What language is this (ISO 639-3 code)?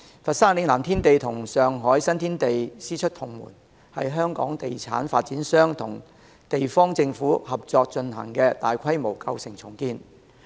yue